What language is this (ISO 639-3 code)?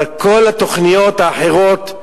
heb